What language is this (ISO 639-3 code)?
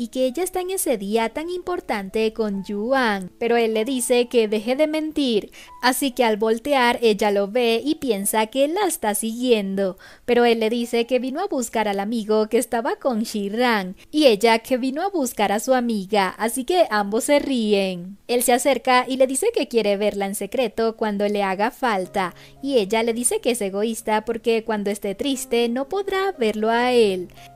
spa